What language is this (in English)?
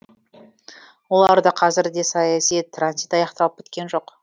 Kazakh